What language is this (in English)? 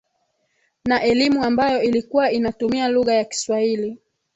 Swahili